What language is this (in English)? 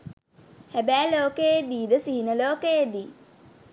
Sinhala